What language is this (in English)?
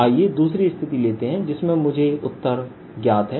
Hindi